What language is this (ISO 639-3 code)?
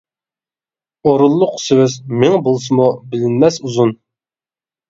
uig